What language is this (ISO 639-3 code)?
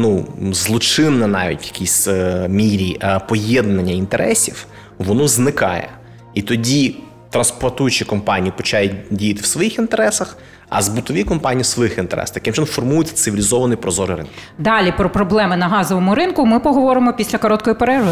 ukr